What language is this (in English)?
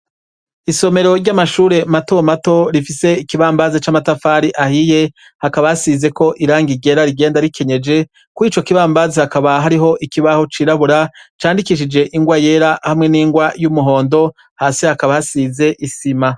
Rundi